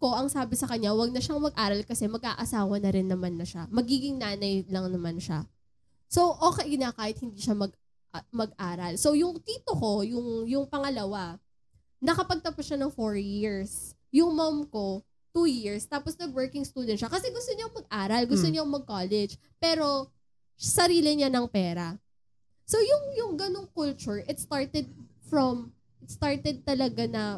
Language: Filipino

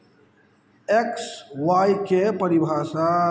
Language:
Maithili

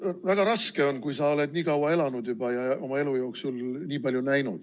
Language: Estonian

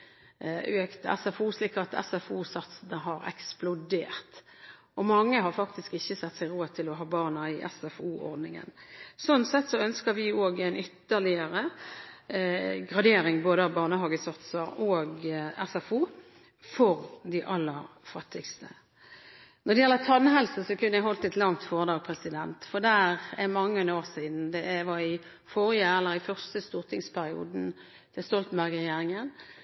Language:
Norwegian Bokmål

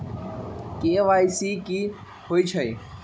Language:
Magahi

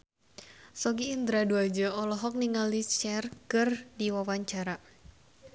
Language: Sundanese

